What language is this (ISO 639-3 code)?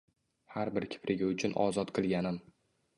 uzb